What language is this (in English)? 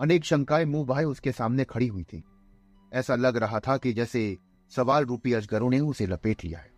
Hindi